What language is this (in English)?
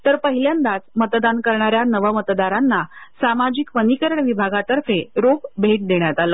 Marathi